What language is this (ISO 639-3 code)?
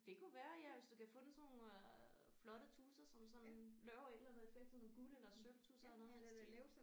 dan